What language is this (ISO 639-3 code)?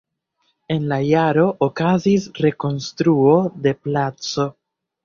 epo